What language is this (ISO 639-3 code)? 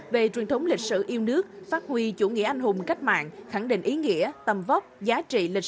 vie